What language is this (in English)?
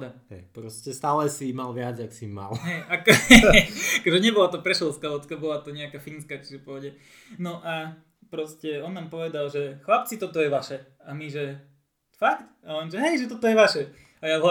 Slovak